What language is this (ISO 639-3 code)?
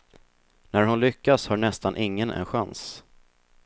swe